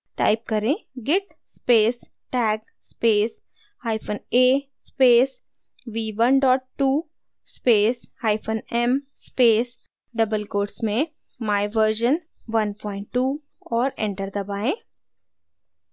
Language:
Hindi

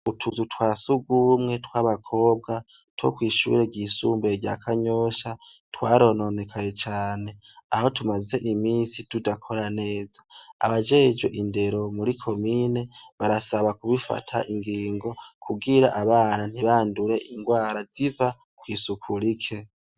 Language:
Rundi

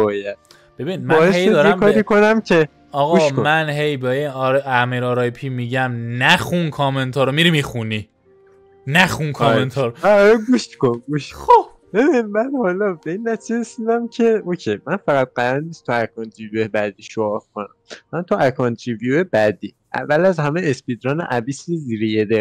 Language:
Persian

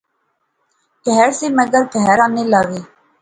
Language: Pahari-Potwari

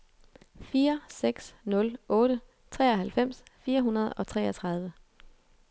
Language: Danish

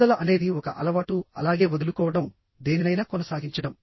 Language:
Telugu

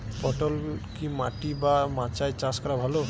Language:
Bangla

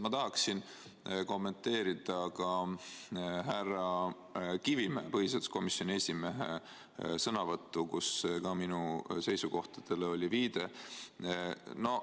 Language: Estonian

